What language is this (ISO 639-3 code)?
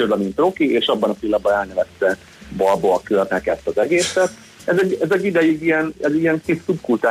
hun